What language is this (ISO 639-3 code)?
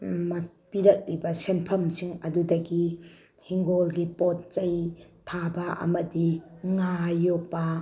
mni